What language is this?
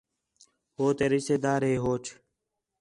Khetrani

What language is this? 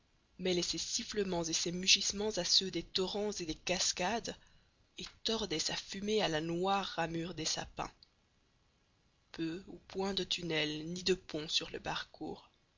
French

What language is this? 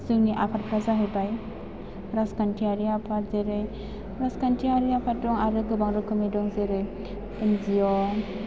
Bodo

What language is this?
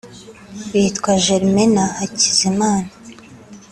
Kinyarwanda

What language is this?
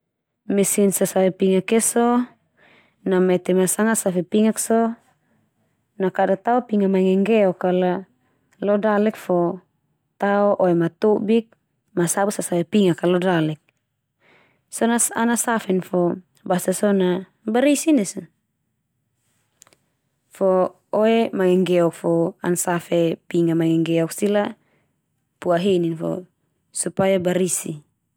Termanu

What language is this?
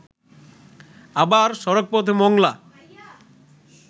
Bangla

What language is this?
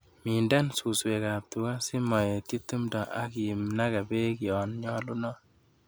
Kalenjin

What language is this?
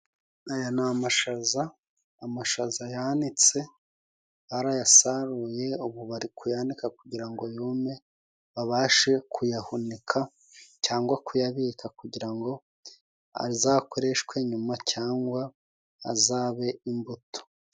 Kinyarwanda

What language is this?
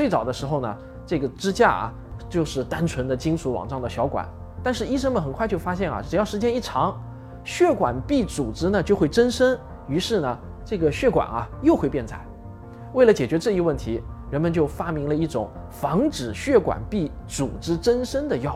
Chinese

